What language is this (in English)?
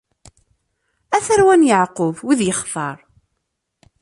Kabyle